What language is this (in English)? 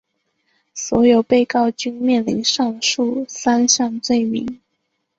Chinese